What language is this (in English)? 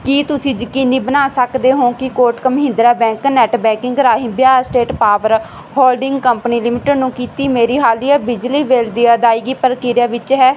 Punjabi